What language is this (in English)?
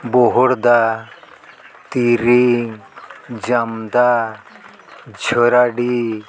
Santali